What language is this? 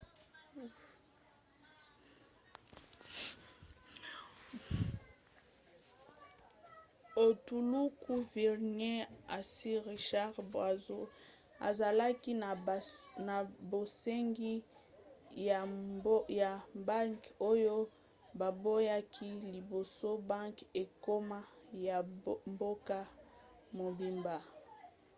Lingala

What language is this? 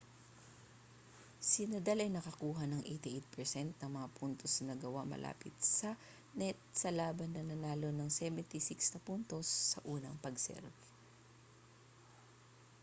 Filipino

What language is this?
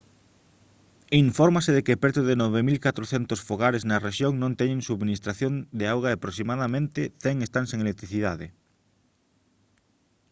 Galician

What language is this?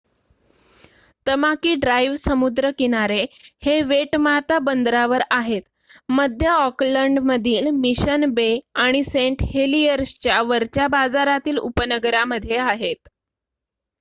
Marathi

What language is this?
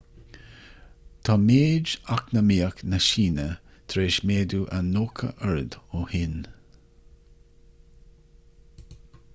Irish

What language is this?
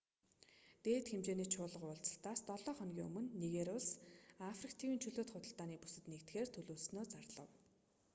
Mongolian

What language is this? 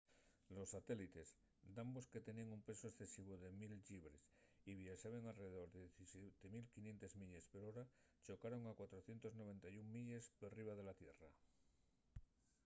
Asturian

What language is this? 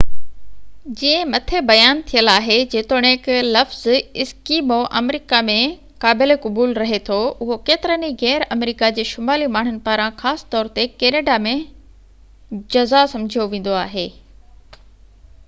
Sindhi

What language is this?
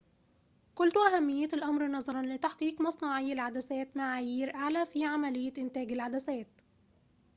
Arabic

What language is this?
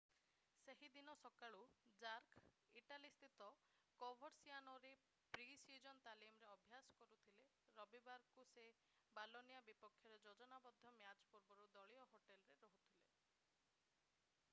Odia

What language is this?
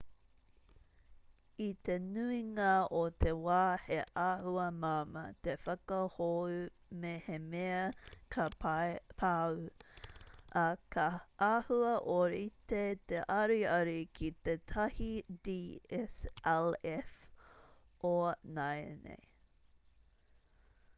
Māori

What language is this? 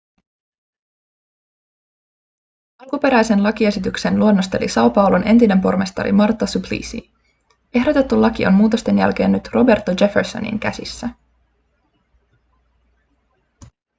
Finnish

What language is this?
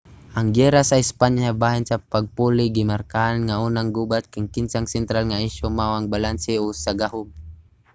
Cebuano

